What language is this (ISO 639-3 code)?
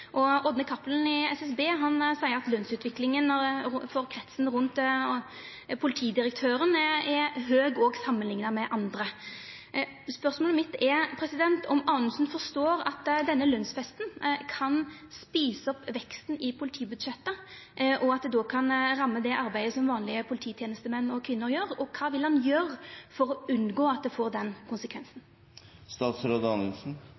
nno